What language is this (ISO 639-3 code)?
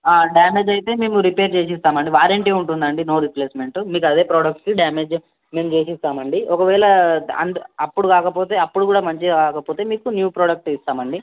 tel